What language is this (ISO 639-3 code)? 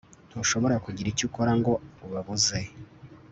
kin